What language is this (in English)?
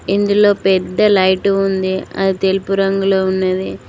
Telugu